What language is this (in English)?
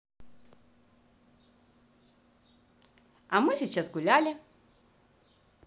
Russian